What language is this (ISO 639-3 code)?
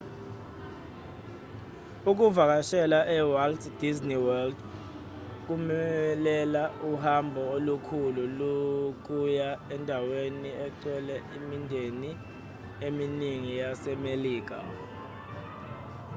zul